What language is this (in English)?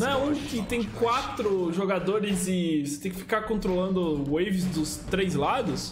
Portuguese